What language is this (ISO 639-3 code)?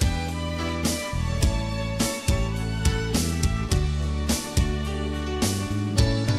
por